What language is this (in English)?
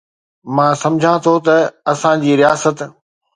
Sindhi